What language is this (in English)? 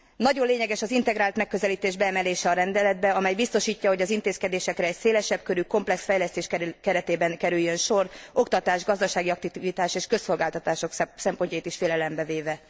Hungarian